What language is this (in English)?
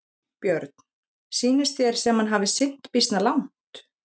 Icelandic